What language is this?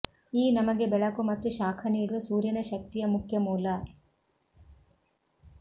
Kannada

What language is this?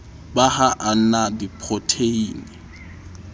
Southern Sotho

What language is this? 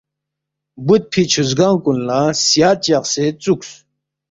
Balti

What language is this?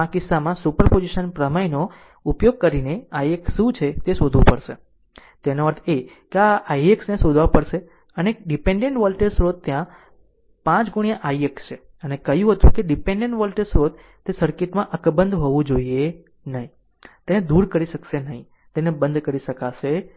Gujarati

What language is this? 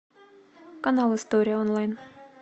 Russian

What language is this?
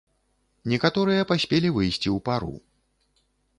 Belarusian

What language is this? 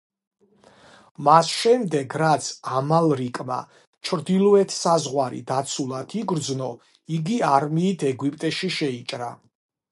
Georgian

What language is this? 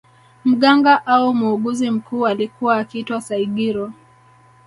Swahili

